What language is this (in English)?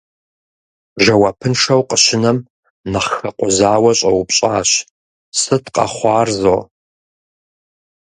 Kabardian